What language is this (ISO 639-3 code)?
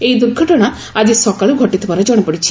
ori